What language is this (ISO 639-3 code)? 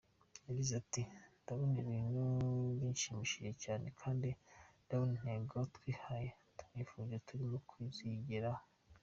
kin